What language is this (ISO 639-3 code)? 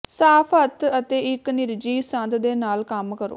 pan